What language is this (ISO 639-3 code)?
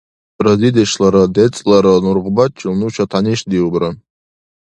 dar